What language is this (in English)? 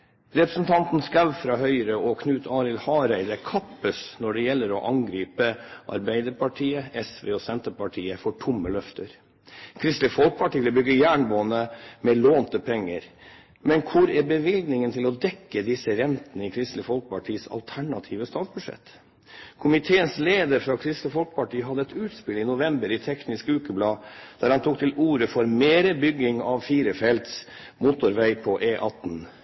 Norwegian Bokmål